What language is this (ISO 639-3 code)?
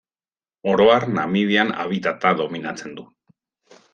eus